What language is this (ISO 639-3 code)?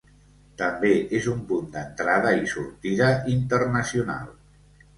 cat